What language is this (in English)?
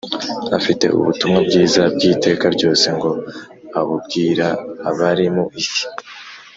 Kinyarwanda